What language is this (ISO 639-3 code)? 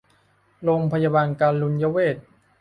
tha